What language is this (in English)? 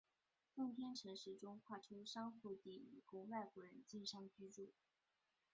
Chinese